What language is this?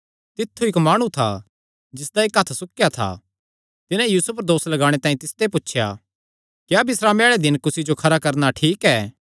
Kangri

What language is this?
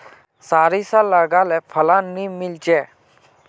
Magahi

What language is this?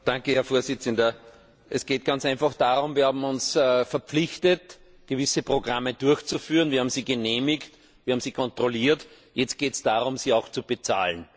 German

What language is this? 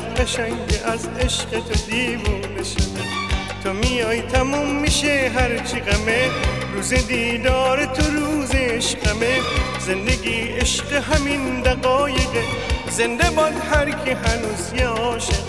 Persian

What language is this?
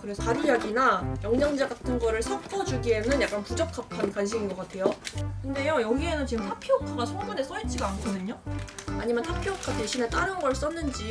Korean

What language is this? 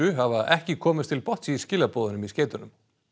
Icelandic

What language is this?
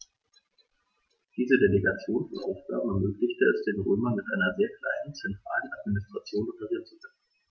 German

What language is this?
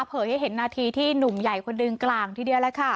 Thai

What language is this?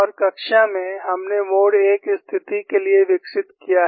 Hindi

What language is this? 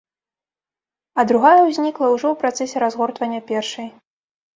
Belarusian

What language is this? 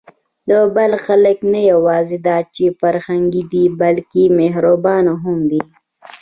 Pashto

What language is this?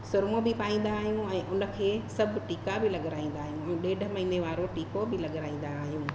Sindhi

